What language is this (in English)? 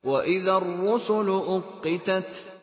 Arabic